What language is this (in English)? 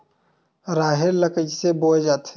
Chhattisgarhi